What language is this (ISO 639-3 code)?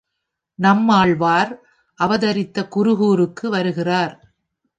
tam